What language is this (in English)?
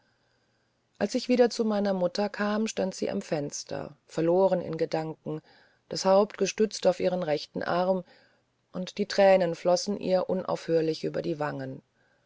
German